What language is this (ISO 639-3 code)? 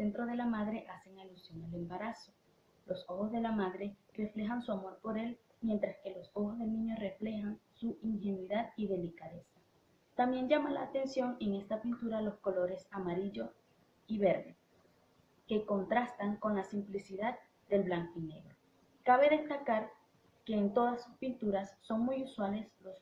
spa